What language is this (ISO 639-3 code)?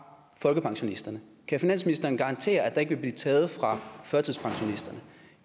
dan